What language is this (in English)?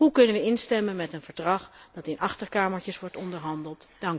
Dutch